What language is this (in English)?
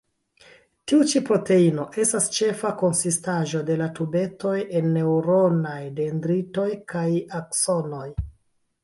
Esperanto